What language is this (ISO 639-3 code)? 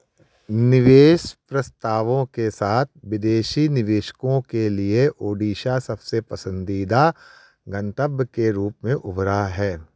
hin